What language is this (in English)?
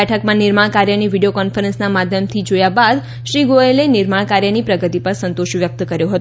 Gujarati